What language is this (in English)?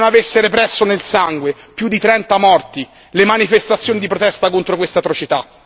Italian